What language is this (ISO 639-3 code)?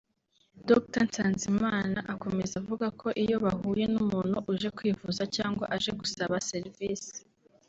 kin